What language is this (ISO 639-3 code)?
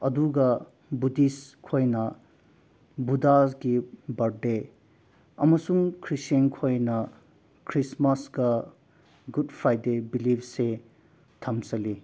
mni